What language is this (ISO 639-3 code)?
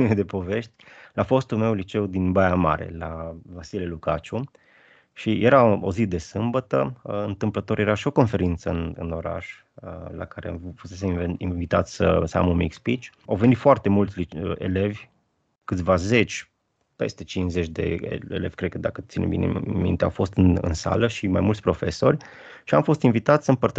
ron